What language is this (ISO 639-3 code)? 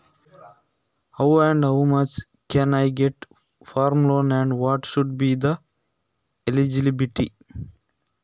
kan